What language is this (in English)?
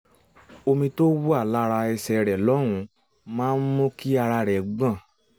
Yoruba